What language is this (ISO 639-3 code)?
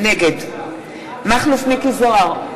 heb